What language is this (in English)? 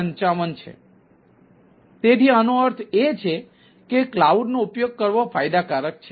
Gujarati